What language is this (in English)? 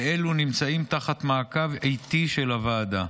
Hebrew